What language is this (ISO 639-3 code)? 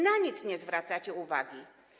pol